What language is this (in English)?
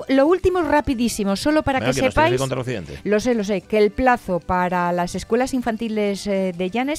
Spanish